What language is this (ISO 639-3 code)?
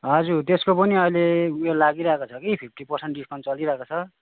nep